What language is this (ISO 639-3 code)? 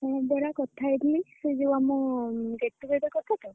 ori